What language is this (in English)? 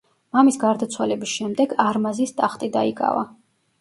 Georgian